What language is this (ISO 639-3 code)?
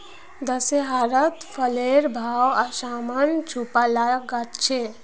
mag